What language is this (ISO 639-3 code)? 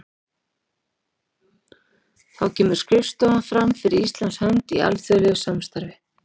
isl